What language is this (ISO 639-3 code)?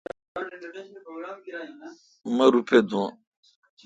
xka